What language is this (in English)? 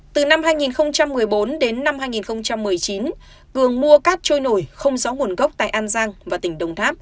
Vietnamese